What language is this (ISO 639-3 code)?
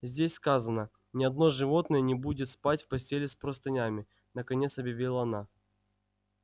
rus